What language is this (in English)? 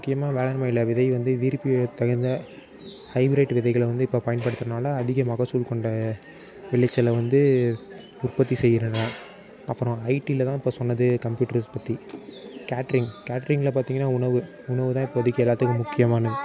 Tamil